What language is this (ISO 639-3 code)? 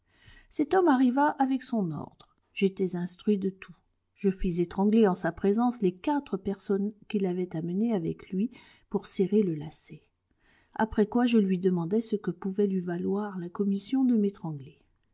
fra